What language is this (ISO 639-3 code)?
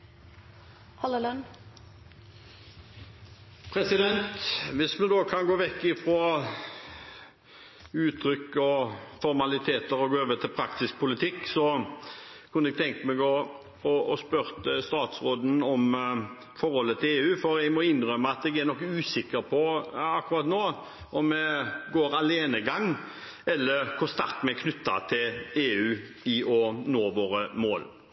nob